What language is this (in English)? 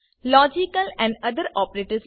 Gujarati